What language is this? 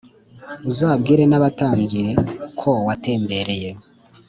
Kinyarwanda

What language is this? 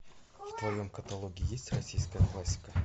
Russian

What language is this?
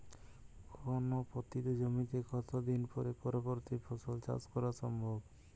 Bangla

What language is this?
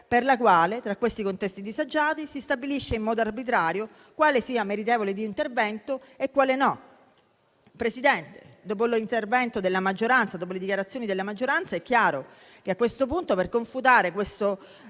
Italian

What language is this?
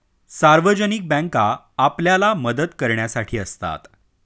Marathi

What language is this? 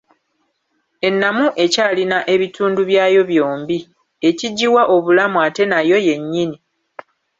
Ganda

